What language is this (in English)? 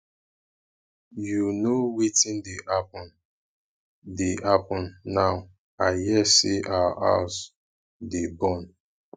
Nigerian Pidgin